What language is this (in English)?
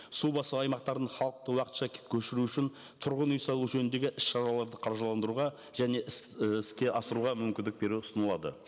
Kazakh